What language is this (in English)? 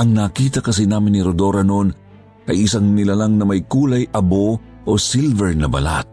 Filipino